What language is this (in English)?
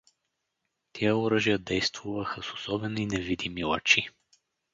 Bulgarian